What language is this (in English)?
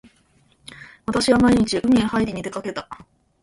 Japanese